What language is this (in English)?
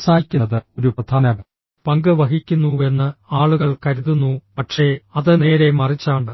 Malayalam